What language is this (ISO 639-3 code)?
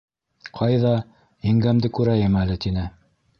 bak